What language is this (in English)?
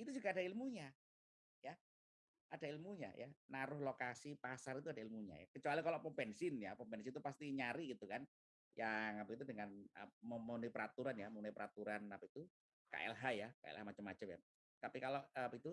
Indonesian